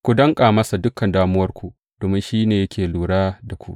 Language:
Hausa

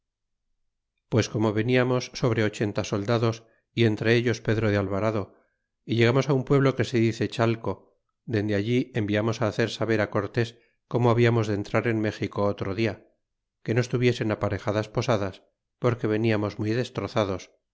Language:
Spanish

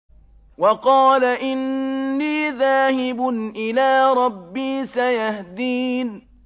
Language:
Arabic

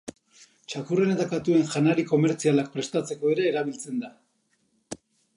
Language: Basque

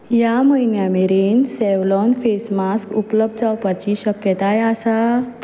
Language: Konkani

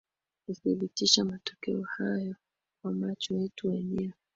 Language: Swahili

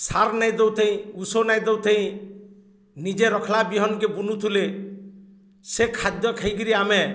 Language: Odia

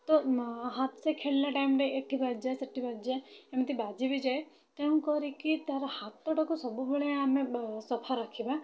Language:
Odia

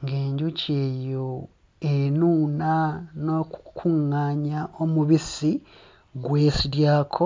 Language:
Ganda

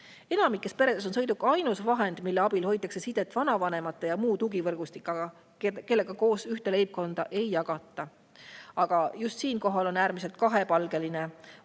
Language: Estonian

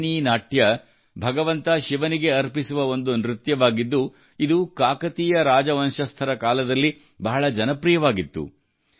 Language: Kannada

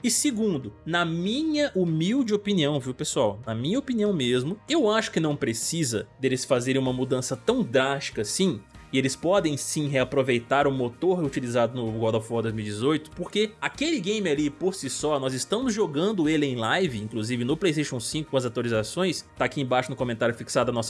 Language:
Portuguese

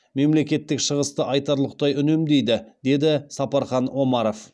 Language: Kazakh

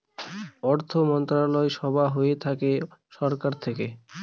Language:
Bangla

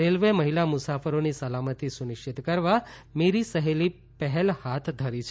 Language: Gujarati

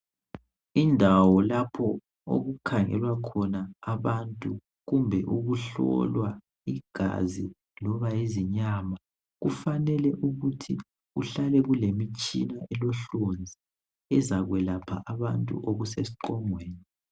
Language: North Ndebele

